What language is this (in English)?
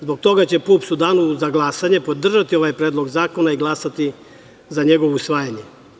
Serbian